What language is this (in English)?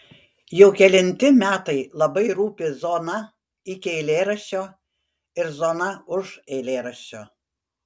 Lithuanian